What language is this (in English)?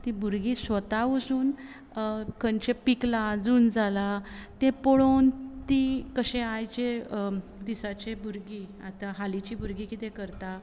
Konkani